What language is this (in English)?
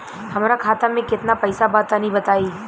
Bhojpuri